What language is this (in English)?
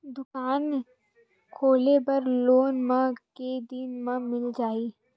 Chhattisgarhi